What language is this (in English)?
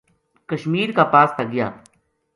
Gujari